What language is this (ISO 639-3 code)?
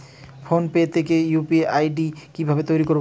ben